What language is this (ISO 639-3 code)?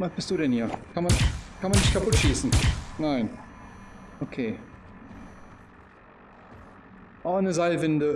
deu